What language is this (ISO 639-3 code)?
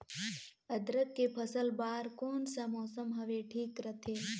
hne